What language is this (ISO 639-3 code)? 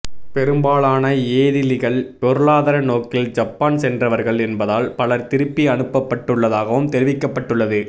tam